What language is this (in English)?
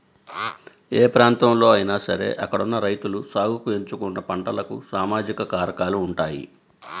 Telugu